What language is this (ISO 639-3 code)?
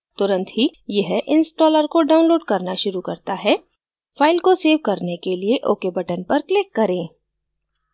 hin